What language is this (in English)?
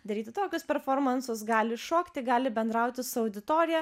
Lithuanian